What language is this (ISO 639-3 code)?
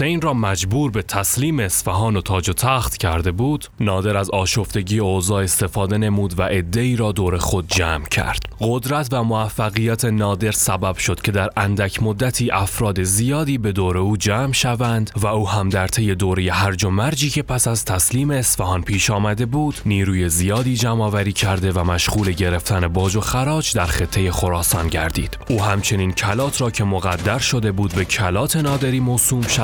fas